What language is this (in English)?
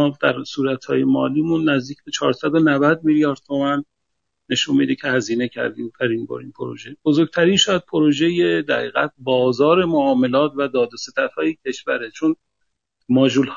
Persian